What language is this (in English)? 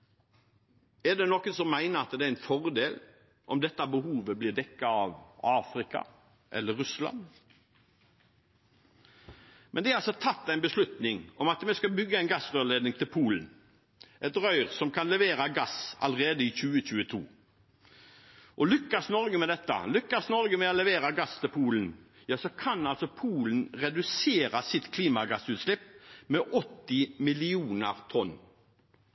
Norwegian Bokmål